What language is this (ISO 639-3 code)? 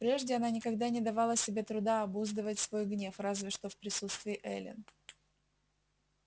rus